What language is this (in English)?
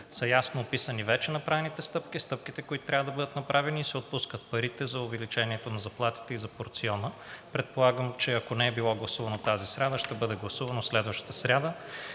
Bulgarian